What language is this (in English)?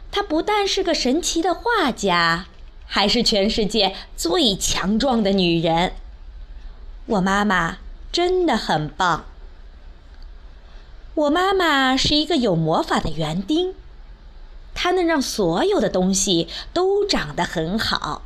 Chinese